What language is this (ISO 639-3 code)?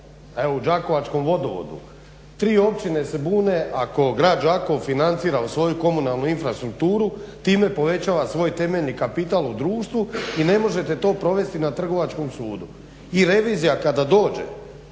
hrv